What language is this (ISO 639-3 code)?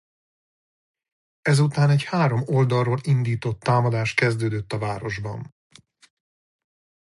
hun